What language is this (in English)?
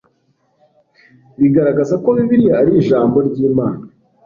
Kinyarwanda